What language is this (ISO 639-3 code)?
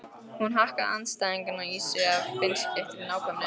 isl